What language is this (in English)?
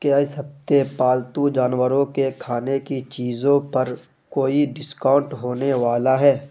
Urdu